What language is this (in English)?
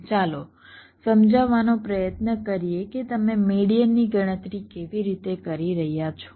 Gujarati